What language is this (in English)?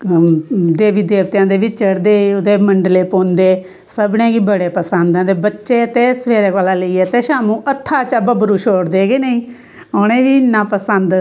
Dogri